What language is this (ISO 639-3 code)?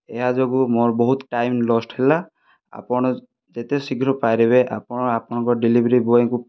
ori